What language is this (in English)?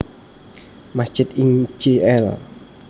Javanese